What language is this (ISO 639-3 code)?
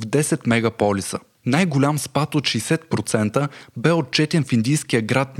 bul